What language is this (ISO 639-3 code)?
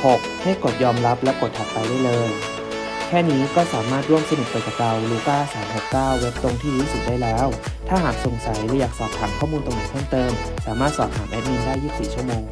tha